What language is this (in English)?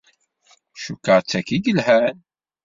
Kabyle